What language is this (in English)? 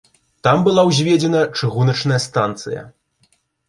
Belarusian